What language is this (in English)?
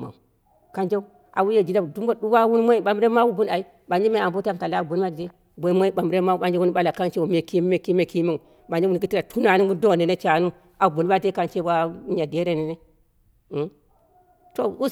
Dera (Nigeria)